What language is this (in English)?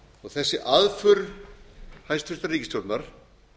Icelandic